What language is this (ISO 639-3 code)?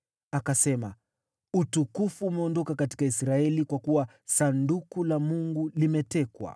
swa